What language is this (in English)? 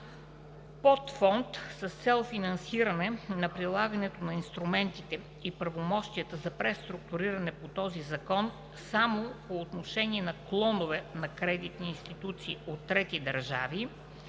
Bulgarian